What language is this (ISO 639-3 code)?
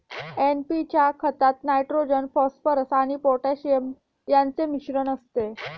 mar